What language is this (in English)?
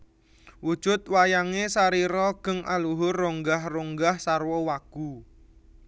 Javanese